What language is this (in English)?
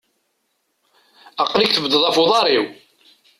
Kabyle